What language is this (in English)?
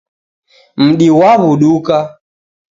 Taita